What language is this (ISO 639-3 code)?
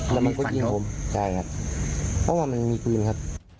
tha